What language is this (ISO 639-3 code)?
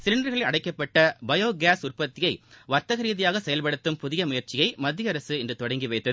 tam